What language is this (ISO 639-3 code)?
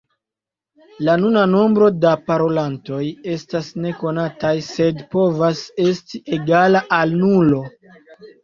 epo